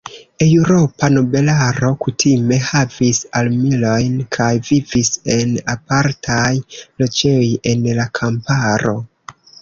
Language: Esperanto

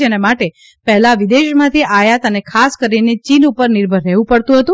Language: Gujarati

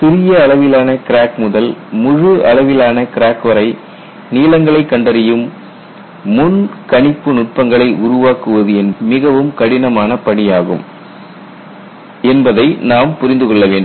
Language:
Tamil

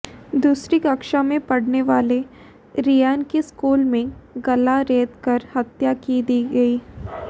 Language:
Hindi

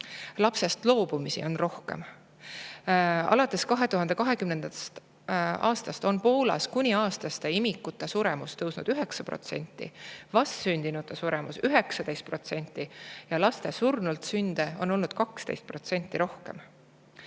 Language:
Estonian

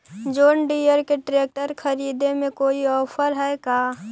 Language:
Magahi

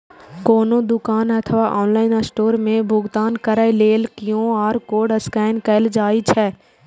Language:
Maithili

